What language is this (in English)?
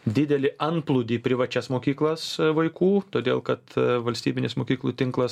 Lithuanian